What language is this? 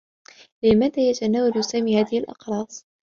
Arabic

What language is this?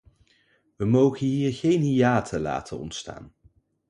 Dutch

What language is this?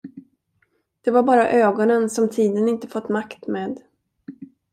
Swedish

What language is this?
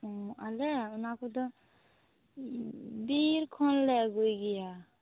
Santali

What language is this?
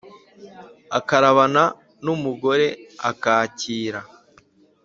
Kinyarwanda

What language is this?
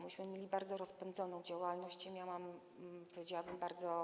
Polish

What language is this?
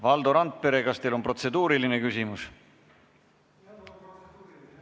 Estonian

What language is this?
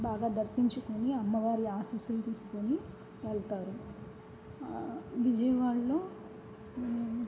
Telugu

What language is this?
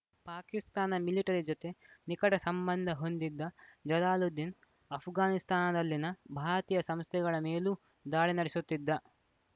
Kannada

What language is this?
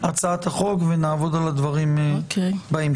Hebrew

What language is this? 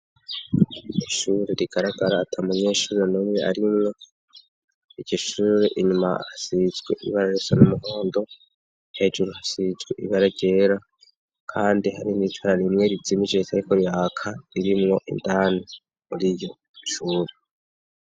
Rundi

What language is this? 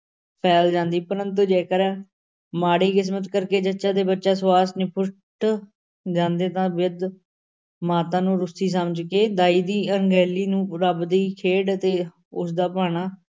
Punjabi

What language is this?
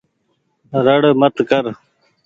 Goaria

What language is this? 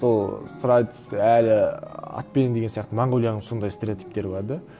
Kazakh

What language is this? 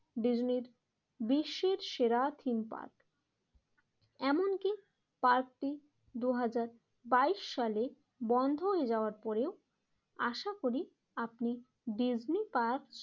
Bangla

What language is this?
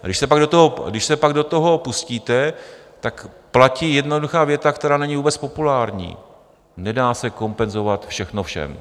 Czech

